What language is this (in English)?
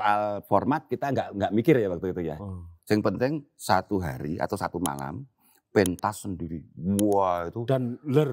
Indonesian